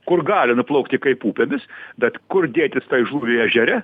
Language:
Lithuanian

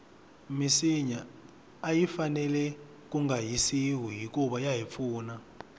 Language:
Tsonga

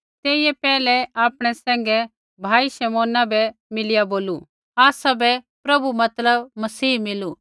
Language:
Kullu Pahari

